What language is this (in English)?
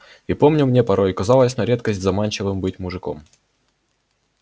Russian